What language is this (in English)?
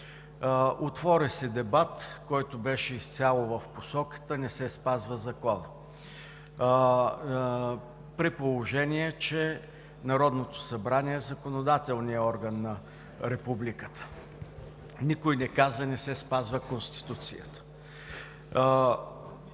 Bulgarian